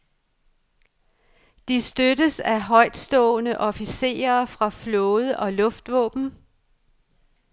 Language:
Danish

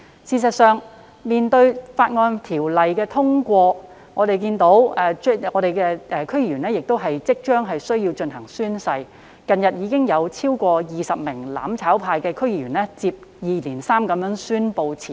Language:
Cantonese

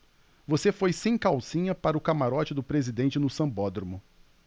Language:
Portuguese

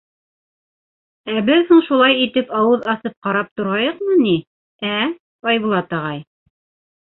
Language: Bashkir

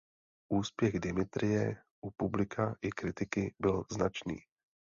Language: Czech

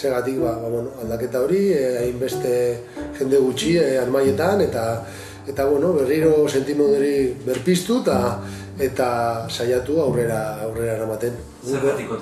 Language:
Italian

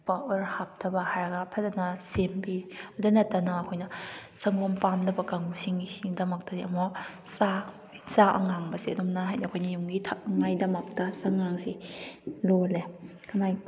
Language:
Manipuri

